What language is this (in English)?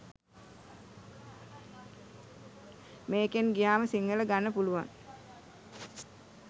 Sinhala